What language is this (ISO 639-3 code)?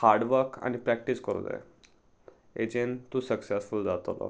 kok